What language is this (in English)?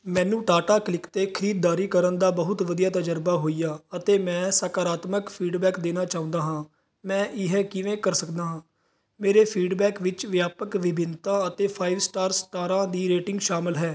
Punjabi